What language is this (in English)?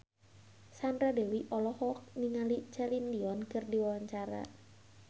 Sundanese